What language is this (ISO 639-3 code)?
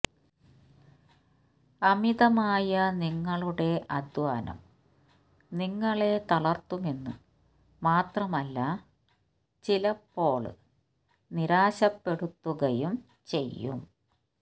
mal